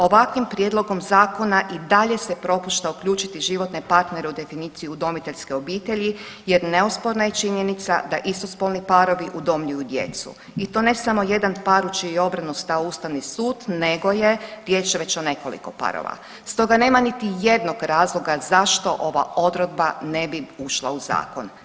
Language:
Croatian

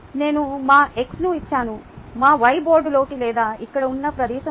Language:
Telugu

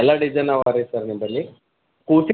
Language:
Kannada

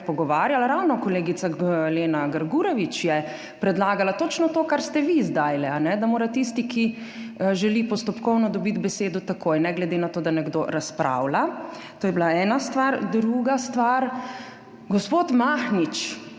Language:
Slovenian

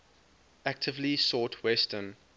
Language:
English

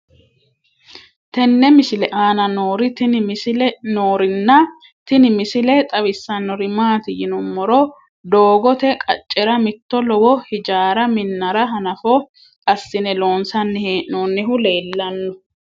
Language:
Sidamo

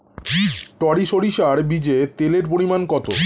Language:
Bangla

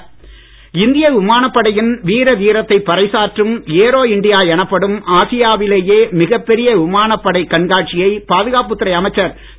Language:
Tamil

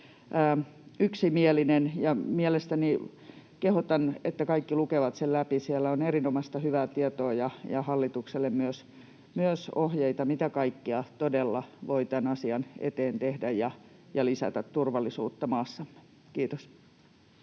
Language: Finnish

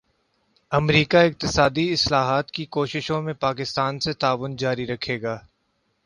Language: Urdu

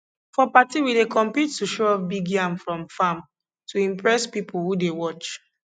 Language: Nigerian Pidgin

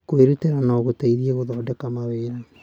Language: Kikuyu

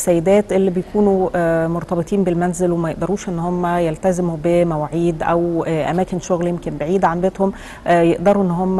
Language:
Arabic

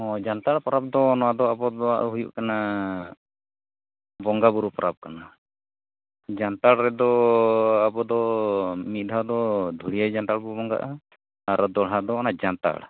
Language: Santali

